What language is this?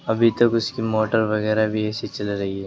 Urdu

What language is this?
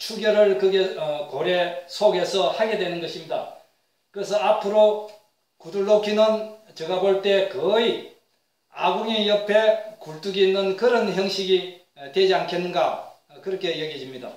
Korean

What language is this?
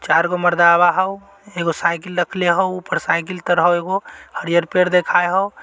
Magahi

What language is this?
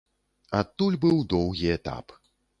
Belarusian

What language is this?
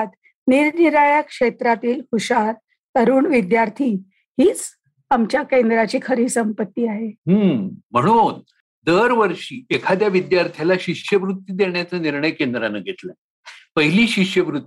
Marathi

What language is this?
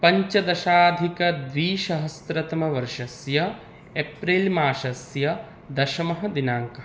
Sanskrit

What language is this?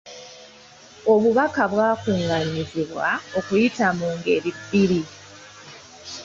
Ganda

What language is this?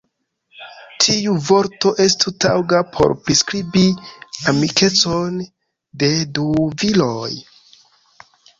Esperanto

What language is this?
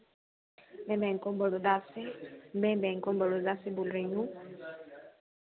Hindi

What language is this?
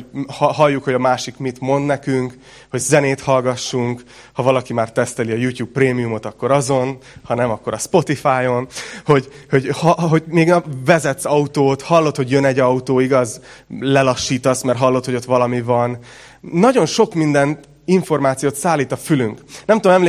Hungarian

